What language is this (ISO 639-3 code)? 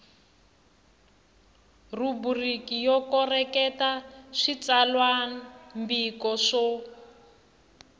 tso